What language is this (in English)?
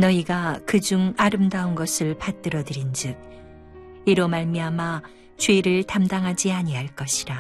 Korean